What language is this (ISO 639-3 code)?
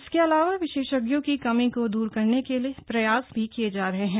hin